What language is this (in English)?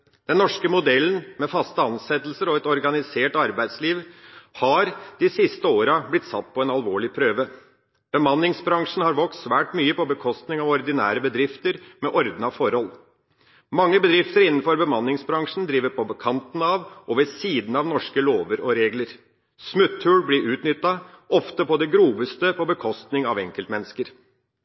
Norwegian Bokmål